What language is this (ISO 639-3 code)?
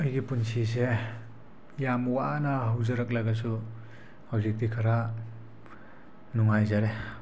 mni